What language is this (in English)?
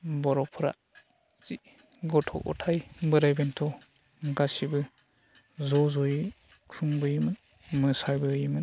Bodo